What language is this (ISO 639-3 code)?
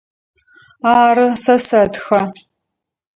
ady